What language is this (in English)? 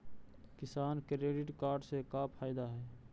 Magahi